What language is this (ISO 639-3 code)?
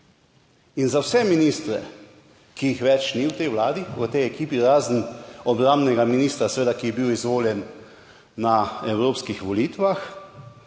slv